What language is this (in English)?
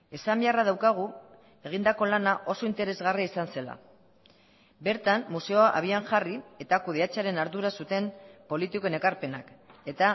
Basque